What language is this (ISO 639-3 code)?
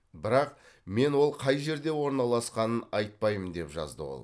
kaz